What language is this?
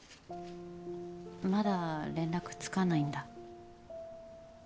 Japanese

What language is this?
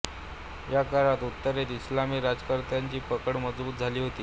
Marathi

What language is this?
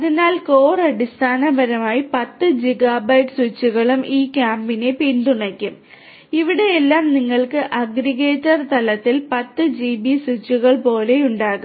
Malayalam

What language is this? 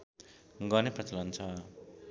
Nepali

